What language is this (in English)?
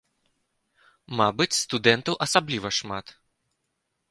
Belarusian